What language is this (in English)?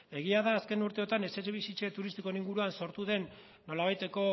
Basque